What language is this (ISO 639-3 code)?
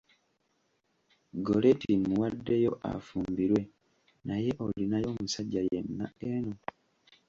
lug